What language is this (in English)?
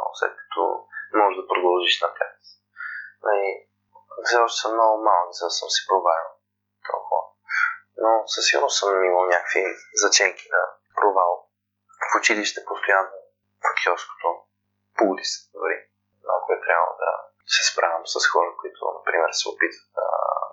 Bulgarian